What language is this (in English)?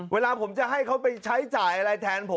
Thai